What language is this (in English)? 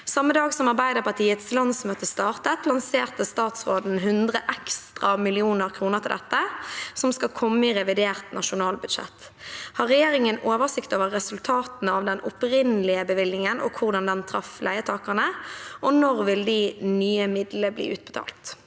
Norwegian